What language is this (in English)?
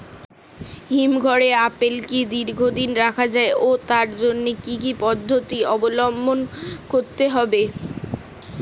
Bangla